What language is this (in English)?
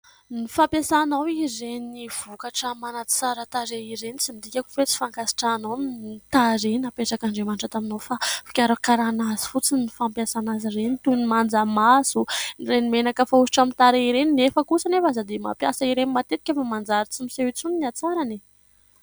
Malagasy